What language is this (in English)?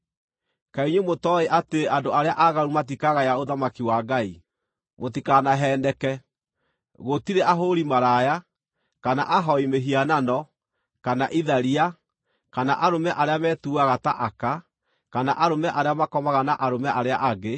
Kikuyu